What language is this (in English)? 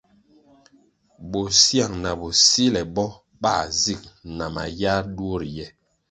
Kwasio